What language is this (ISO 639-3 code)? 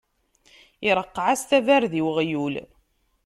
kab